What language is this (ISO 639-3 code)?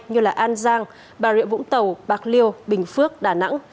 vie